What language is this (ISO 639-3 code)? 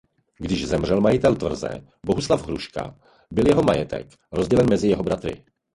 ces